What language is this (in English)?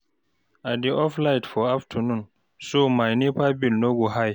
Nigerian Pidgin